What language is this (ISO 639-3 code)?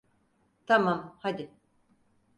tur